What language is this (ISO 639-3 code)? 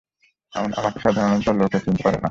ben